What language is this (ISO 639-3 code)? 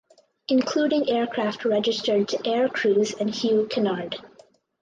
eng